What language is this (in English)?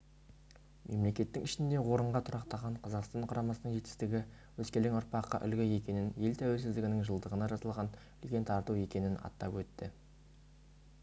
Kazakh